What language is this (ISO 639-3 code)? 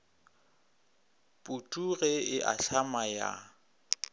nso